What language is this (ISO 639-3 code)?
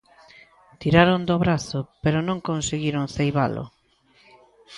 glg